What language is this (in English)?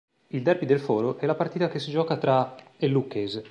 Italian